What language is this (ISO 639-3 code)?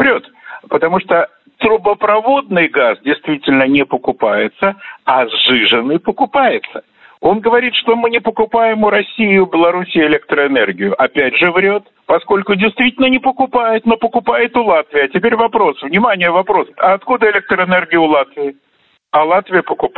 rus